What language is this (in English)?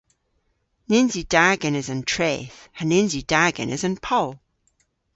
Cornish